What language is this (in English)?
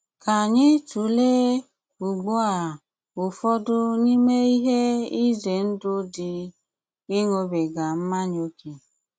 Igbo